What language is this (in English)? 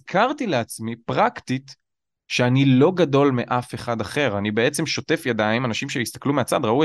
Hebrew